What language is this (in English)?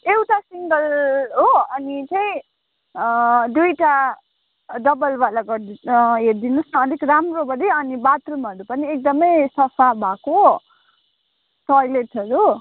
Nepali